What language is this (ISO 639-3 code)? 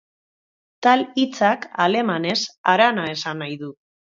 eus